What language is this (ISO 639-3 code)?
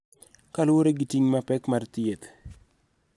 luo